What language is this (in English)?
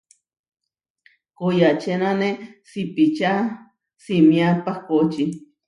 Huarijio